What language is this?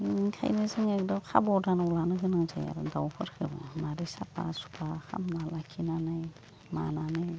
Bodo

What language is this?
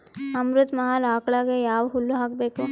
Kannada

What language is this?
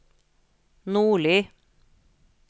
Norwegian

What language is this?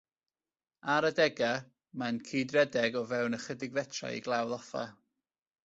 Welsh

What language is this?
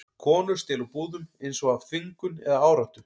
Icelandic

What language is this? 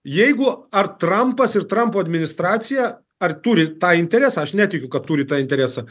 Lithuanian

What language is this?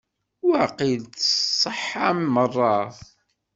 Kabyle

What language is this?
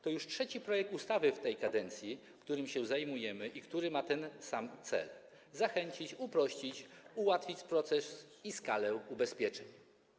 Polish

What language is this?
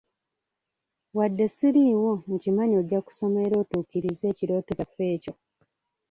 Ganda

